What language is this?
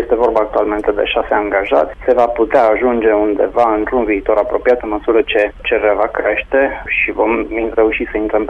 Romanian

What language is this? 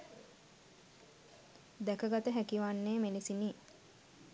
Sinhala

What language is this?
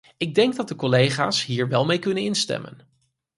Dutch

